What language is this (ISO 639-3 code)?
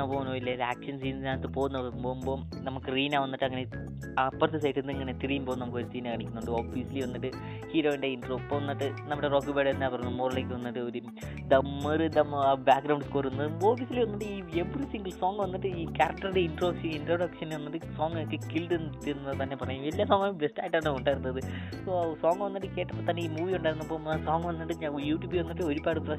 mal